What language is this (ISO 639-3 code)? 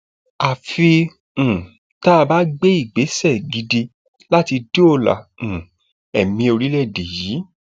yor